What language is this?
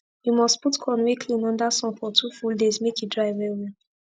Nigerian Pidgin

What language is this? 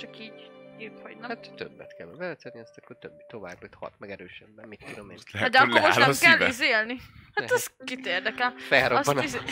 Hungarian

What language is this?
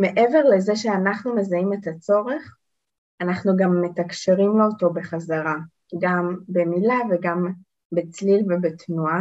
Hebrew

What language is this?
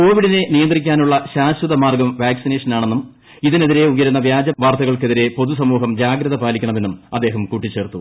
Malayalam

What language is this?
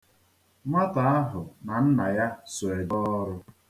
Igbo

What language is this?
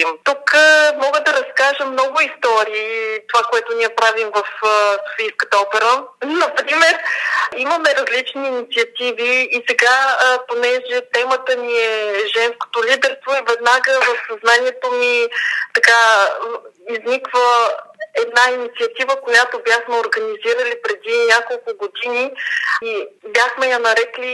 Bulgarian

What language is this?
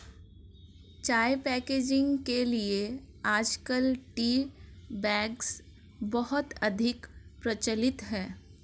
Hindi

